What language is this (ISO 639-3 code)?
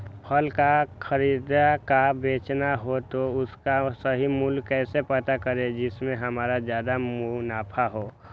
mag